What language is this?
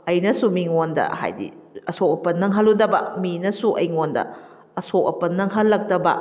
Manipuri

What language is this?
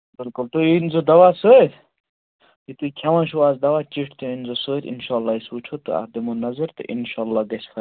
Kashmiri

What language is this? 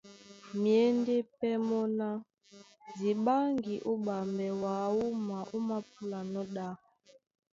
Duala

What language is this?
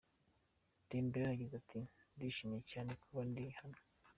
Kinyarwanda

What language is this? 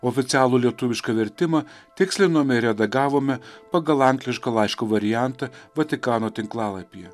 Lithuanian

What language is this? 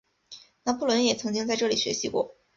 Chinese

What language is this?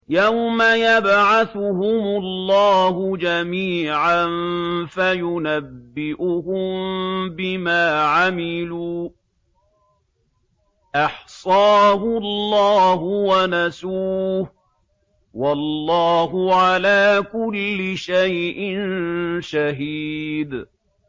Arabic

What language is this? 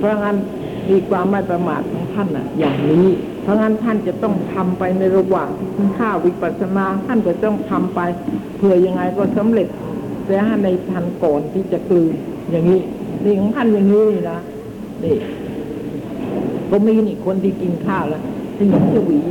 Thai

